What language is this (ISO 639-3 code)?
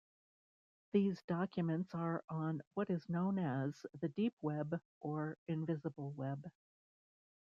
eng